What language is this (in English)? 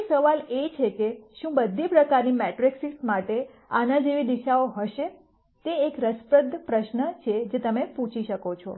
Gujarati